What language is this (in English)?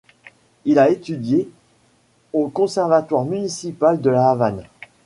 French